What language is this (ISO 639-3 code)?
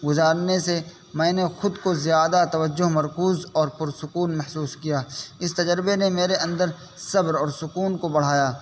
urd